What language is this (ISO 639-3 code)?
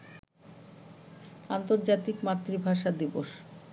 ben